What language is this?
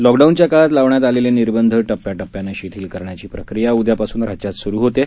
Marathi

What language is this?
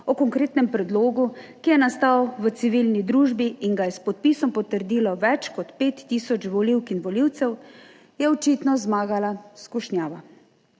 Slovenian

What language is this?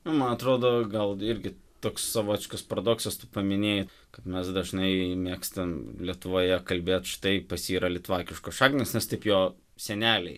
Lithuanian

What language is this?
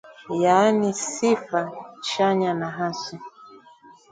Swahili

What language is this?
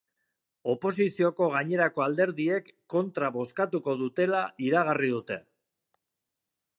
Basque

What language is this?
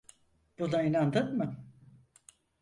Turkish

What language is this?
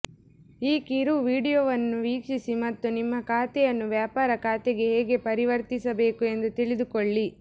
Kannada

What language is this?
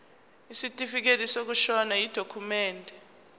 Zulu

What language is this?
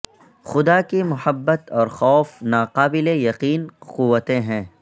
Urdu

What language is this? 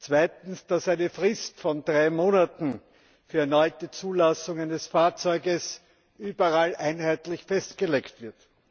German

